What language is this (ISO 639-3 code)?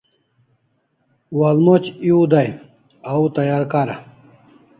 kls